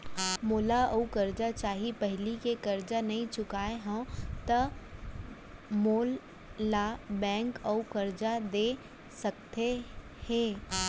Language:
Chhattisgarhi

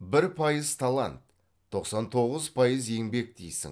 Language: Kazakh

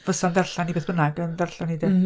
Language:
Welsh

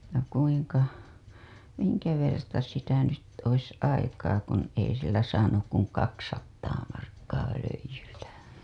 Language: Finnish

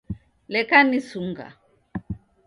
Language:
Taita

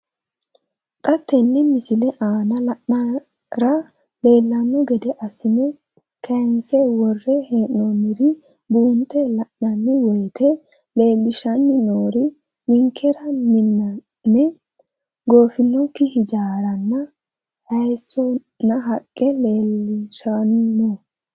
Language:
Sidamo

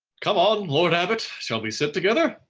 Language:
English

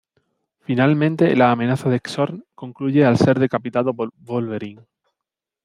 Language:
Spanish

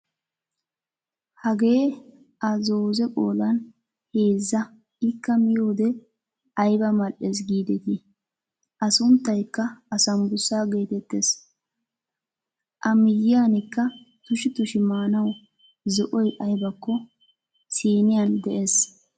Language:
Wolaytta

